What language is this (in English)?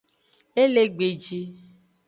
Aja (Benin)